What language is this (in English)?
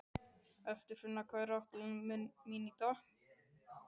Icelandic